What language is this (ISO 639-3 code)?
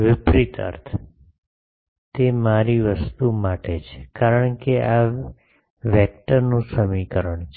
guj